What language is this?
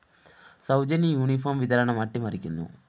Malayalam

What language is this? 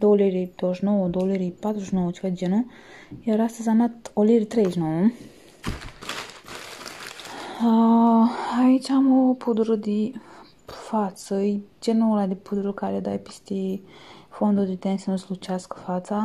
Romanian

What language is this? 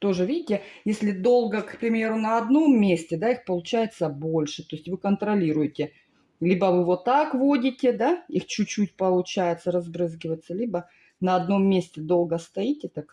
Russian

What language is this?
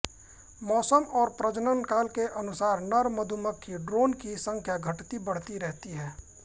Hindi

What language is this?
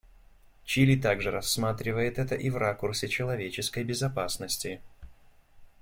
Russian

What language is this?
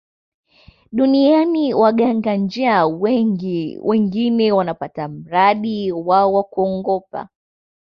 Swahili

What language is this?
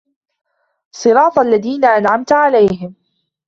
Arabic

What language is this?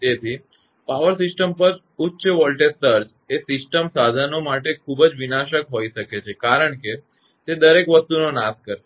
Gujarati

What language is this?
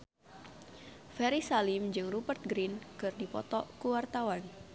Sundanese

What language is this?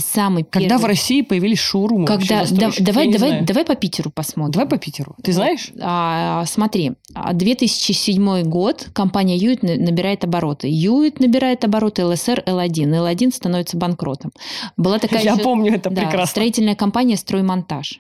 Russian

